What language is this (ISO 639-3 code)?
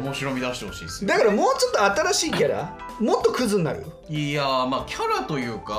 jpn